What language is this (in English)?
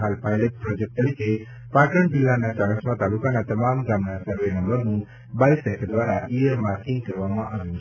Gujarati